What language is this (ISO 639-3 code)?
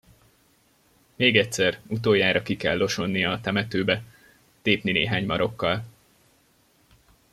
hun